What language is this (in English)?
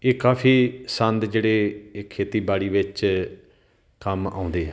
Punjabi